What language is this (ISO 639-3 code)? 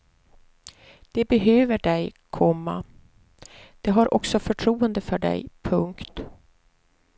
swe